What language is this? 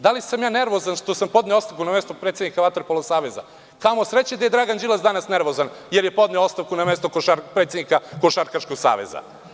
Serbian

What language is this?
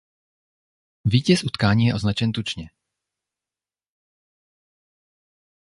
Czech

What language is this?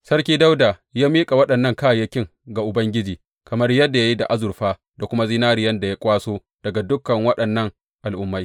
Hausa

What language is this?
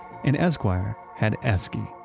English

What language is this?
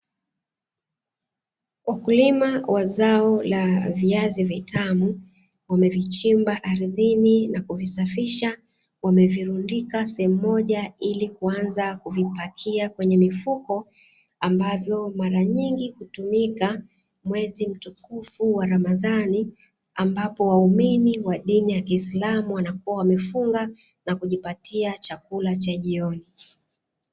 Swahili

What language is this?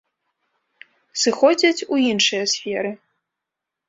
Belarusian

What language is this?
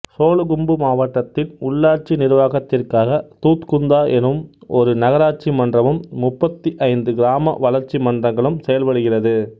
Tamil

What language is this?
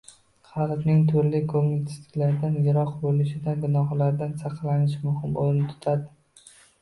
Uzbek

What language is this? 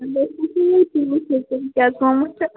Kashmiri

